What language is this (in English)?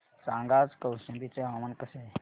Marathi